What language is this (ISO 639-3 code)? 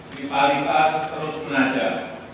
ind